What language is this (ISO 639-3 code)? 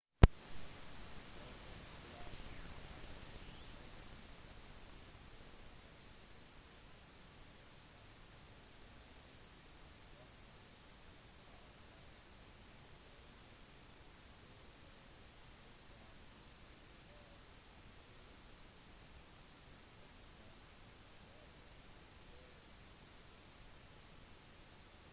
nob